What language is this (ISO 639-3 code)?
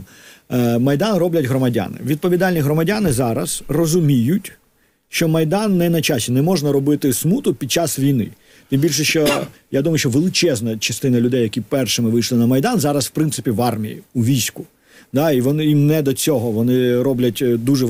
ukr